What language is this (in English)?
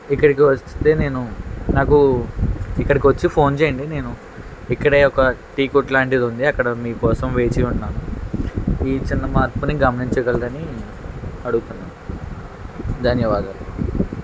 Telugu